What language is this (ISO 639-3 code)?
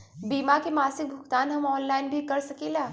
bho